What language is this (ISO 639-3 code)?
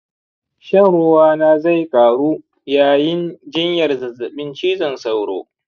hau